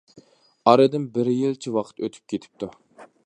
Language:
Uyghur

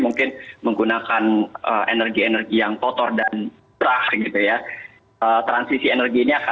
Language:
Indonesian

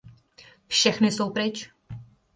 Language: Czech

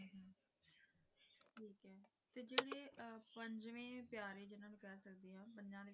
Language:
Punjabi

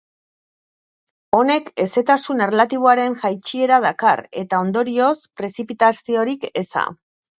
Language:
Basque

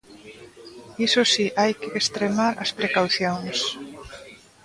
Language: Galician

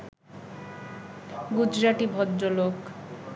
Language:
Bangla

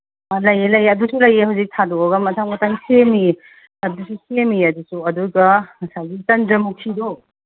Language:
Manipuri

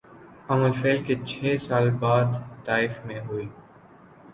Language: Urdu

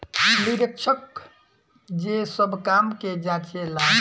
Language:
Bhojpuri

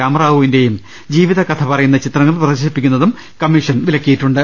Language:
Malayalam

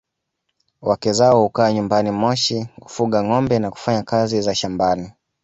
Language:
Swahili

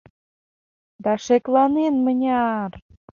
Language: Mari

